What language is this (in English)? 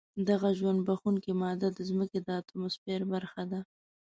Pashto